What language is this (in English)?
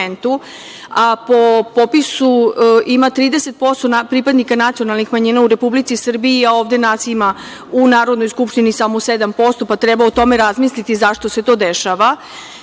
Serbian